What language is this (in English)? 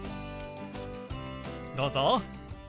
Japanese